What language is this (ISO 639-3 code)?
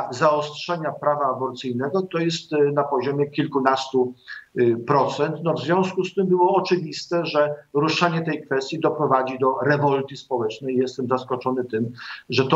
pol